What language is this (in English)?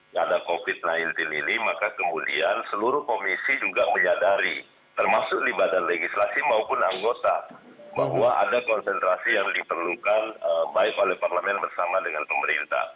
Indonesian